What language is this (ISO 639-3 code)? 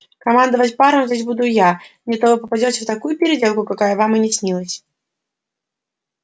rus